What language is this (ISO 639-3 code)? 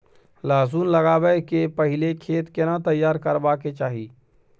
mai